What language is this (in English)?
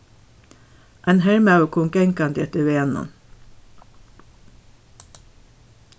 Faroese